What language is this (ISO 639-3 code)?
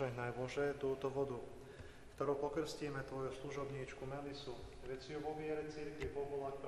ron